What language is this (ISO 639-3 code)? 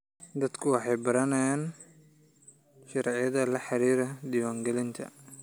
som